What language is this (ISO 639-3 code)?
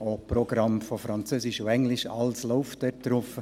gsw